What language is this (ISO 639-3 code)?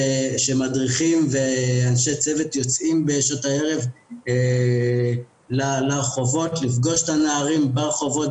heb